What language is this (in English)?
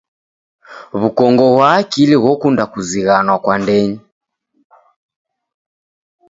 Taita